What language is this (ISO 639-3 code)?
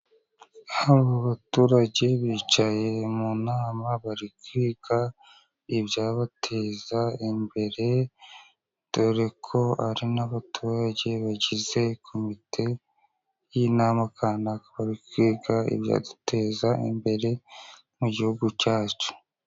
kin